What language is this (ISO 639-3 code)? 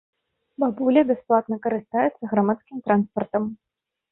bel